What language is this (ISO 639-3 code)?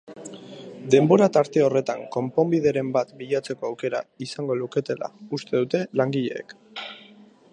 eus